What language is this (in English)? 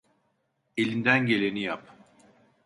Turkish